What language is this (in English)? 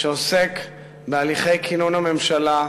Hebrew